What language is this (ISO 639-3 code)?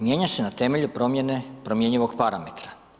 hrv